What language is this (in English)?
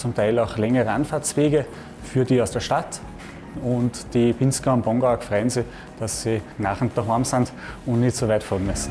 German